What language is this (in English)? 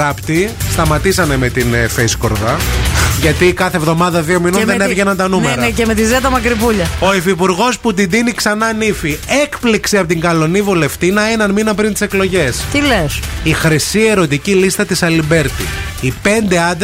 Greek